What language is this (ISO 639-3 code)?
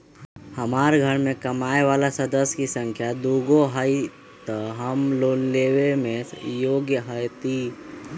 mag